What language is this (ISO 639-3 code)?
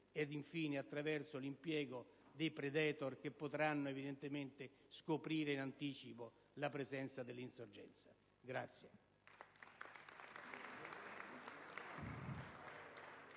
ita